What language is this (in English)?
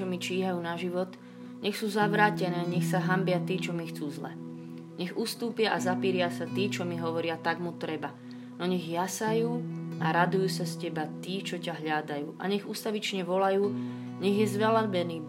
Slovak